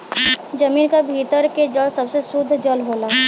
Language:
Bhojpuri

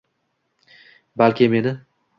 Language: Uzbek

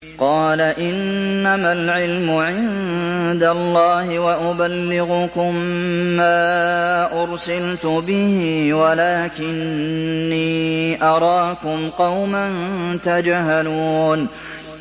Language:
Arabic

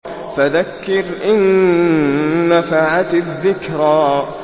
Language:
Arabic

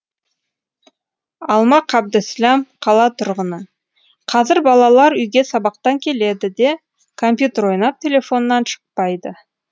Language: Kazakh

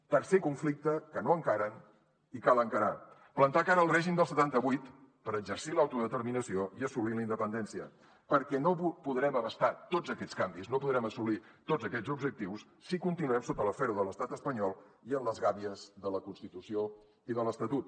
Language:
Catalan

